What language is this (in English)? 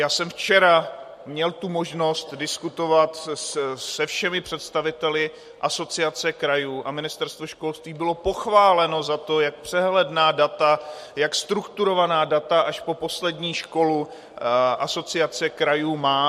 Czech